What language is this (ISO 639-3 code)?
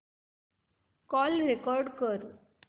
mar